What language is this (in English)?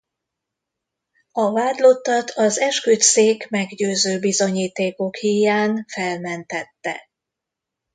Hungarian